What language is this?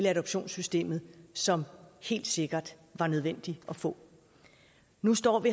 Danish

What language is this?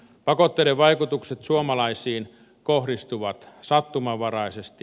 Finnish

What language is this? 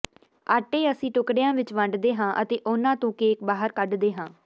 Punjabi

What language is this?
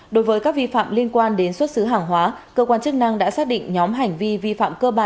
Vietnamese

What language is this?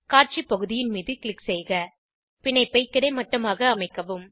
Tamil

